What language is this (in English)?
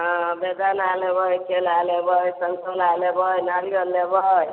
Maithili